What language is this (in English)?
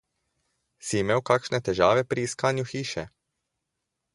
Slovenian